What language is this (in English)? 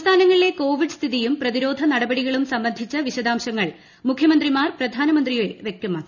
Malayalam